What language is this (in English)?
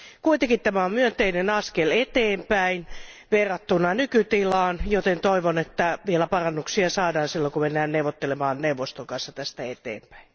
Finnish